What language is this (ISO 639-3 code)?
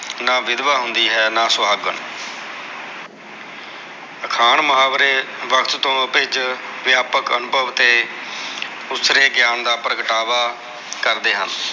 pan